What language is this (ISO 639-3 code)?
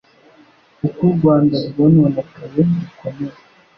kin